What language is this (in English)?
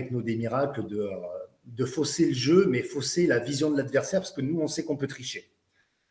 French